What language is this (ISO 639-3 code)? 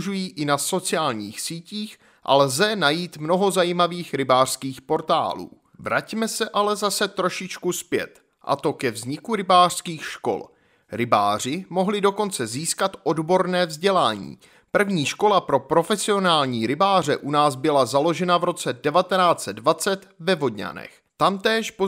ces